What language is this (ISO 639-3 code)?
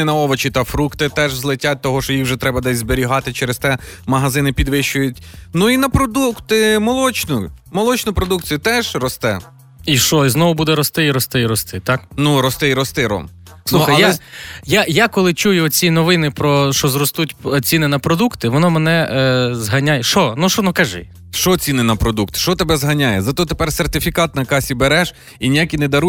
ukr